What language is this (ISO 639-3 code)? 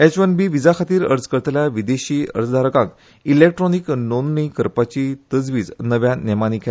kok